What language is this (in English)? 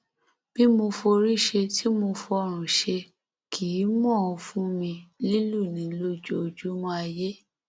Yoruba